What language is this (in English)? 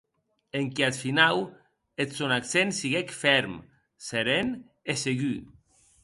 Occitan